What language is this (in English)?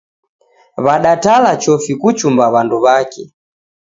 Taita